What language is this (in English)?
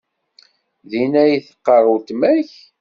Kabyle